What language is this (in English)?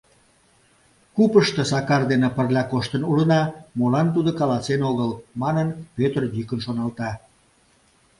Mari